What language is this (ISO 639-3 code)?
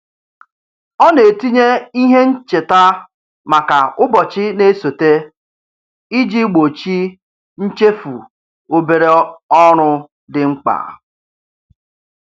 ibo